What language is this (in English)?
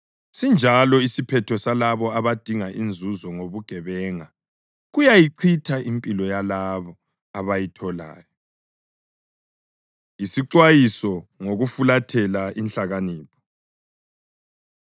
North Ndebele